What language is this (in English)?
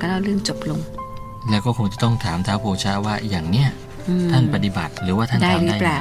Thai